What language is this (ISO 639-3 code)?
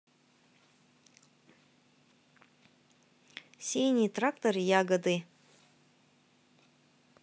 rus